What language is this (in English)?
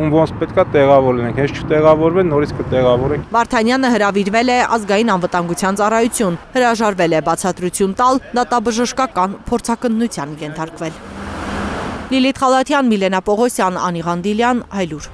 Russian